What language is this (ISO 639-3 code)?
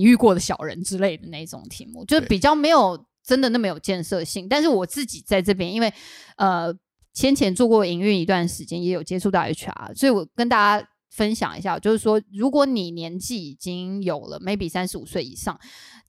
zho